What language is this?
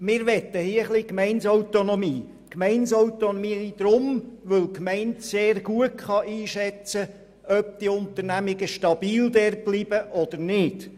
Swiss German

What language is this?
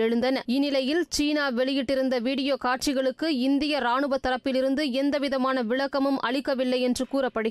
Tamil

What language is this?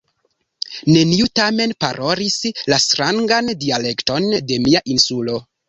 Esperanto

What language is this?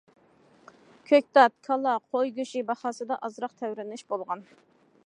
Uyghur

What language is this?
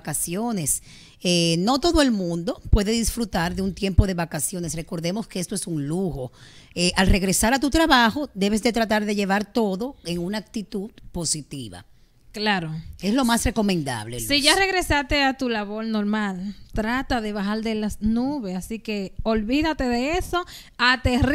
Spanish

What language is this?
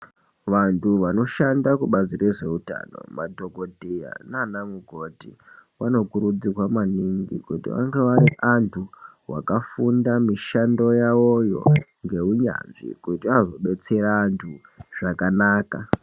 Ndau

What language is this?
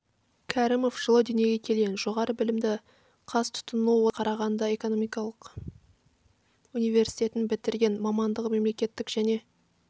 Kazakh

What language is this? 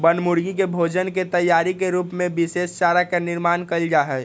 Magahi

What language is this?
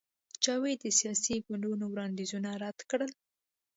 Pashto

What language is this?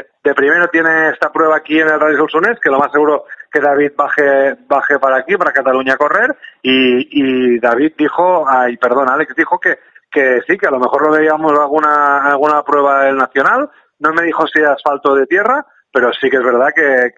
Spanish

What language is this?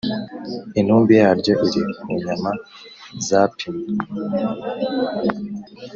Kinyarwanda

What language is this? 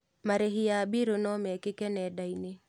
Kikuyu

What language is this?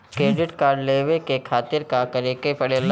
Bhojpuri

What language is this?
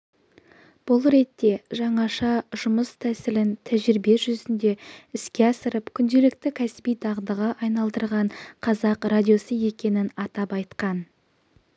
Kazakh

